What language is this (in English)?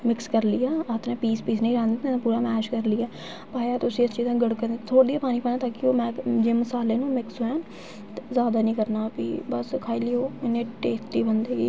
Dogri